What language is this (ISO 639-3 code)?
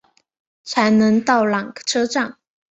zho